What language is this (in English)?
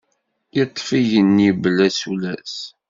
Kabyle